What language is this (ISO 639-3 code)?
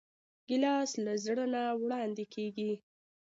pus